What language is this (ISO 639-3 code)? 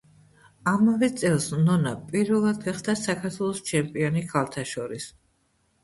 kat